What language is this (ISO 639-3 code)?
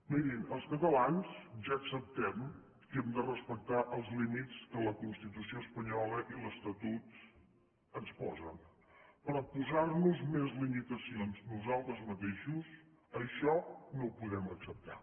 cat